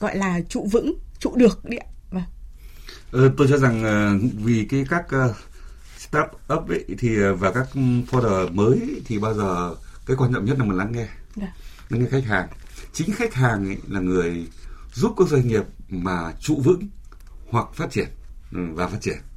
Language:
Vietnamese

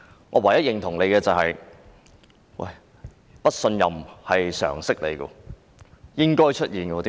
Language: Cantonese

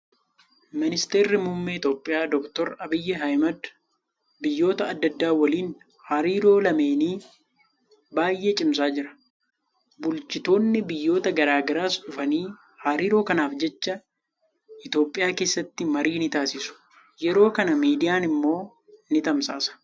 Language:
Oromo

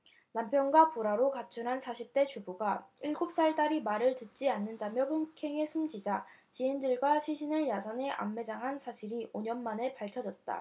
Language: Korean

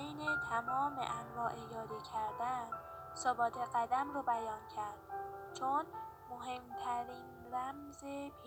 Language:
Persian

